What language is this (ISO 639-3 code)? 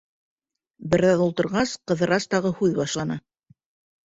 bak